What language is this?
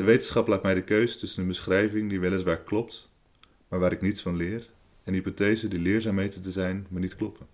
Dutch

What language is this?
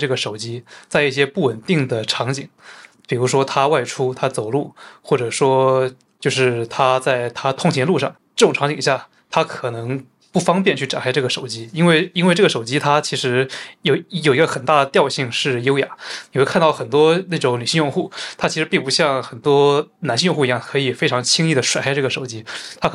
Chinese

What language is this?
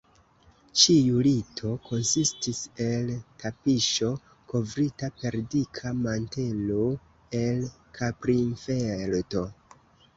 Esperanto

